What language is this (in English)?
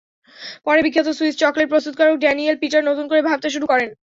Bangla